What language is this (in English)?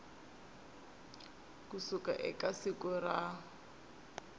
Tsonga